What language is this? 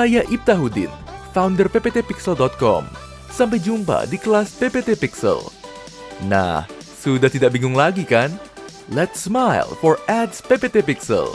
Indonesian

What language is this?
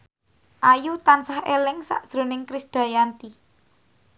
Javanese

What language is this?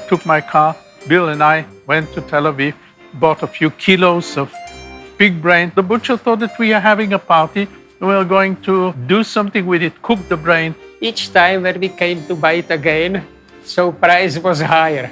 English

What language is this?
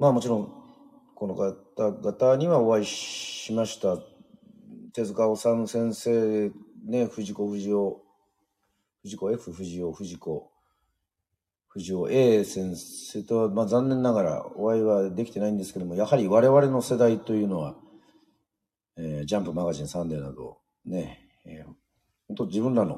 Japanese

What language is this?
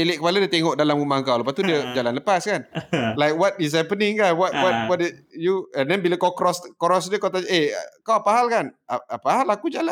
Malay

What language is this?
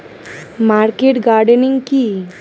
Bangla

